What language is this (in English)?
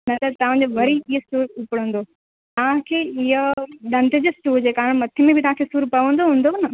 Sindhi